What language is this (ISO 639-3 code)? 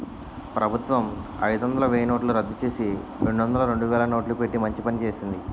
tel